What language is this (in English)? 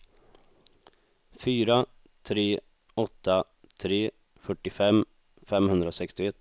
Swedish